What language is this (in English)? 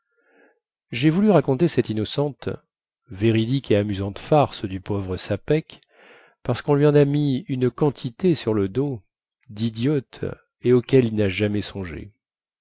French